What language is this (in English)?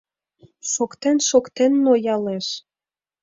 Mari